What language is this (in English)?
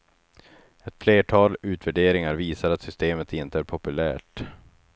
Swedish